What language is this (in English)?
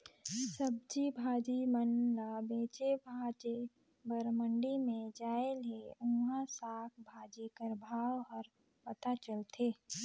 Chhattisgarhi